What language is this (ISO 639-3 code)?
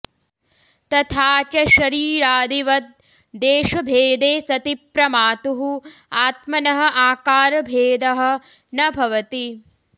san